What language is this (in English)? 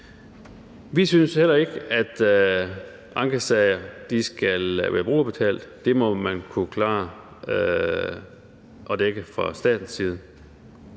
Danish